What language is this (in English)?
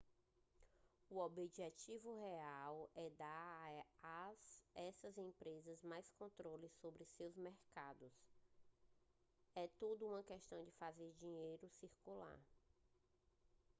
Portuguese